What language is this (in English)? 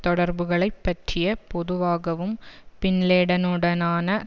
Tamil